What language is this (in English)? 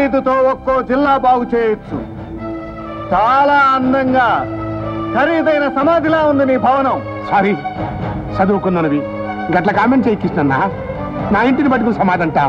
Indonesian